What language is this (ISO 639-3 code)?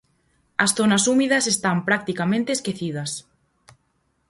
glg